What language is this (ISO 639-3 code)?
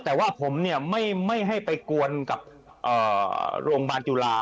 tha